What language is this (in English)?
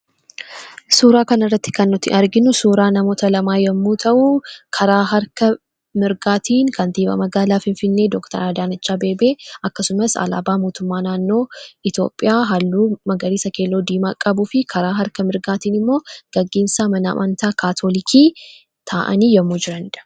Oromo